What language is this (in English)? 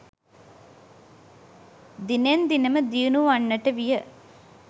Sinhala